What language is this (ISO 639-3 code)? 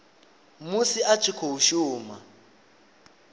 ven